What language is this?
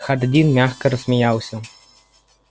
Russian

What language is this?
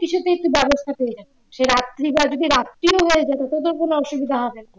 Bangla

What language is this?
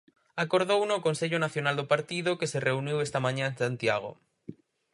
Galician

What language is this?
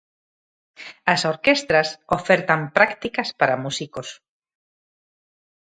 Galician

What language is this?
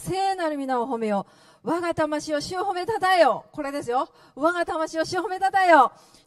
Japanese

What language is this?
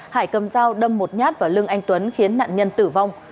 Vietnamese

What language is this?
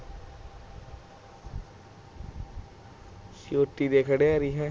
Punjabi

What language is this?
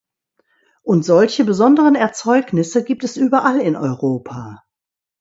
German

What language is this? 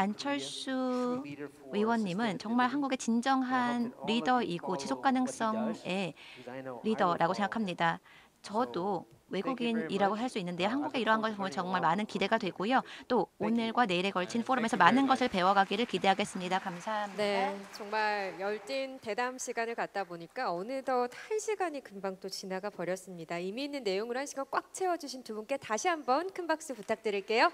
Korean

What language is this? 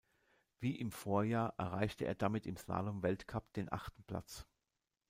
German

